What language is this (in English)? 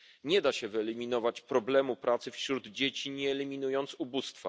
Polish